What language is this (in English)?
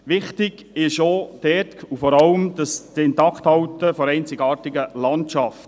Swiss German